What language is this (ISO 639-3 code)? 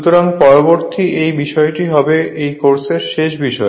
ben